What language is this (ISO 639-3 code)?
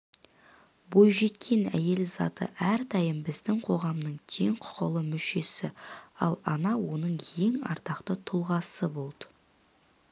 kaz